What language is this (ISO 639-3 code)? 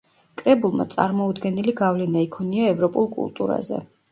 kat